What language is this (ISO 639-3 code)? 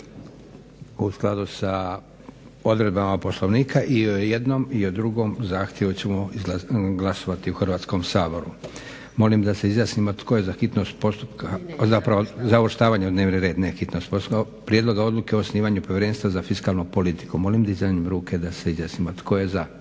hrv